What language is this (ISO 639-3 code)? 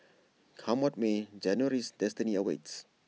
eng